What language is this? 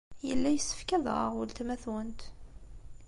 Kabyle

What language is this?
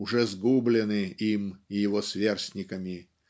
Russian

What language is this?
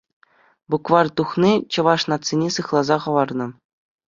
Chuvash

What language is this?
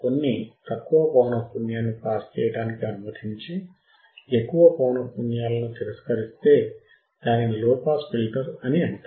Telugu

